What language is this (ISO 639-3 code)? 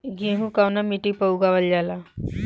bho